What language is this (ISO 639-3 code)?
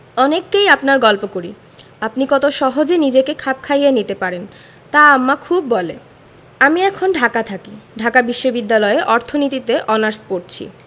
ben